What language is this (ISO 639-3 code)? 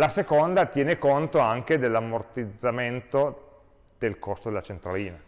ita